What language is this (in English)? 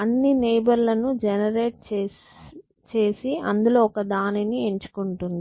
Telugu